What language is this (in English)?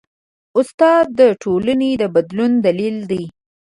Pashto